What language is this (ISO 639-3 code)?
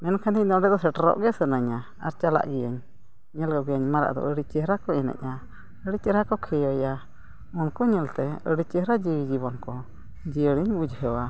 sat